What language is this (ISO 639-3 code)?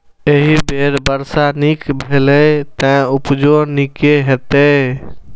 mai